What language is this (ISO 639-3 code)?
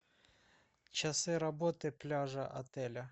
rus